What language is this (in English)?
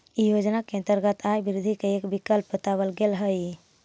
Magahi